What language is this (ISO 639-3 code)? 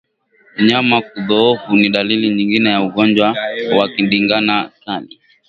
swa